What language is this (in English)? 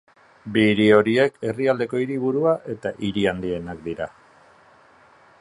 Basque